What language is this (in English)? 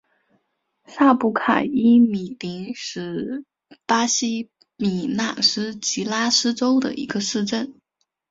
Chinese